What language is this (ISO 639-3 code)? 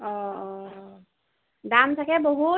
asm